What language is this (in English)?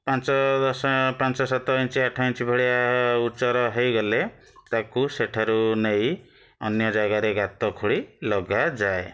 Odia